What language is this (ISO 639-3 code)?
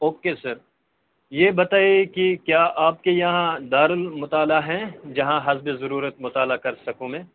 urd